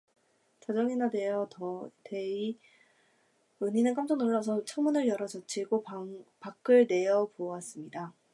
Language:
Korean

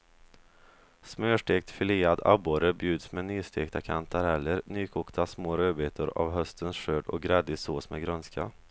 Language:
Swedish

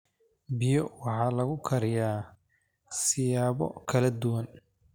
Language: Somali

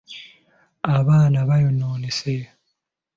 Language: Ganda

